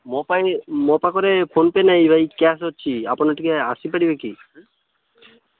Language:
Odia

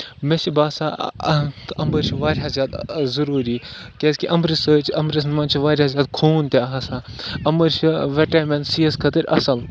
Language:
Kashmiri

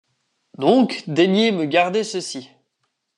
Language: French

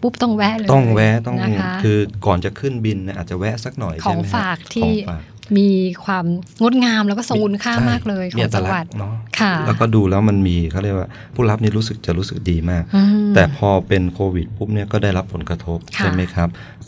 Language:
Thai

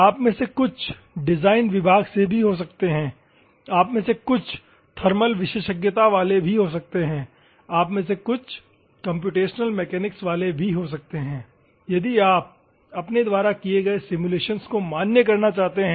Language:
Hindi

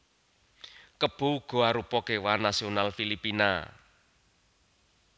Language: Javanese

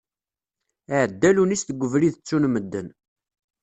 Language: Kabyle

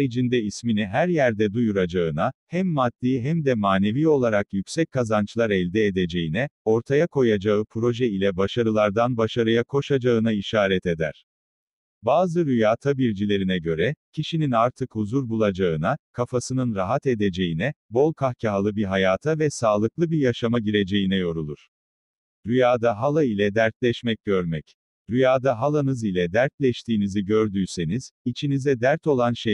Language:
Turkish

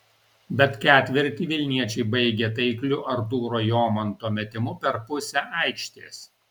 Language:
Lithuanian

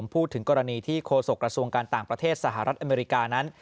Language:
Thai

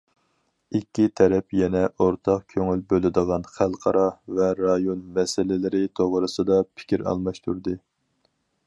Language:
Uyghur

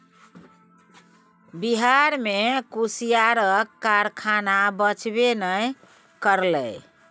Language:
Maithili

